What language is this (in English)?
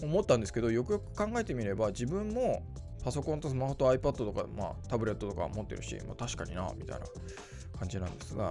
Japanese